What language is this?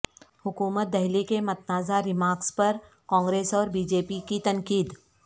Urdu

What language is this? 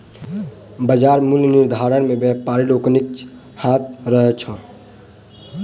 Maithili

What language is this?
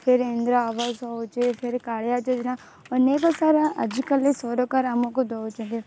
Odia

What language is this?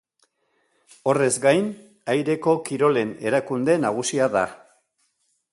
Basque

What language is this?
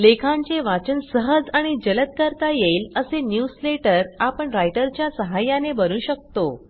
Marathi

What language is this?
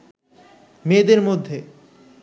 Bangla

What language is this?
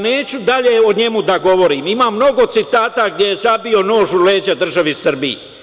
Serbian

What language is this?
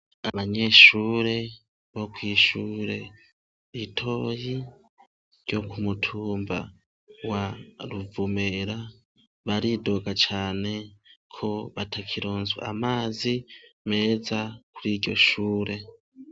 Rundi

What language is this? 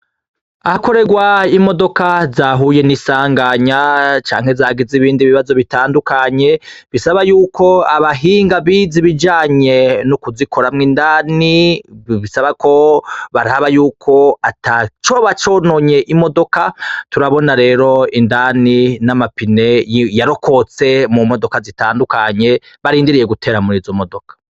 Rundi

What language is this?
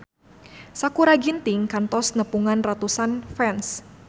Sundanese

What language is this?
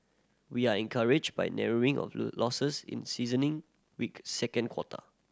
English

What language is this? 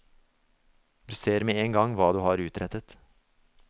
Norwegian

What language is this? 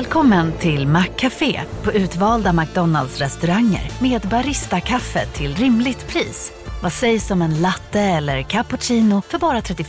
Swedish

